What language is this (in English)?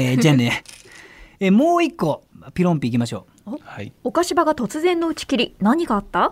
Japanese